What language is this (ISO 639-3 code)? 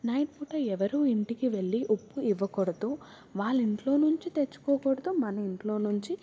tel